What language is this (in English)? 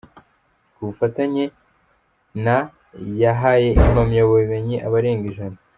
Kinyarwanda